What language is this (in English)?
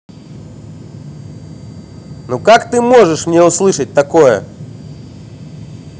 Russian